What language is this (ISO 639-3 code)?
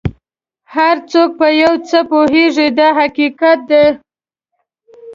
pus